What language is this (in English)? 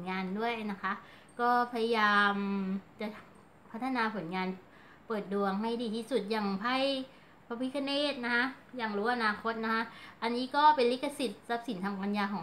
Thai